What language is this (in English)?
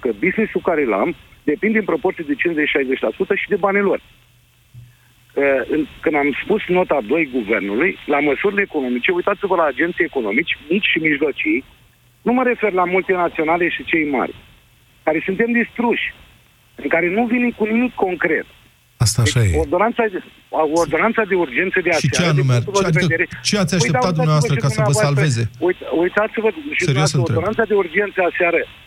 Romanian